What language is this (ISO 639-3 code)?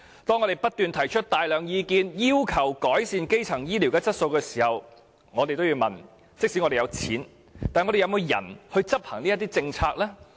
yue